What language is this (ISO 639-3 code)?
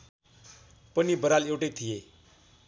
nep